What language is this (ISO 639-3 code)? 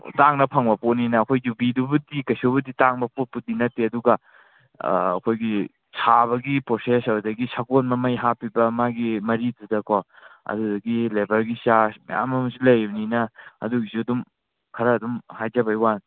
mni